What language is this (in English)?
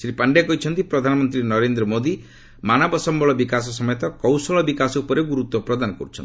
Odia